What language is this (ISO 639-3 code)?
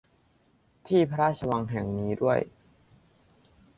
tha